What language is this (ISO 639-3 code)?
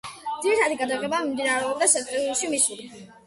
kat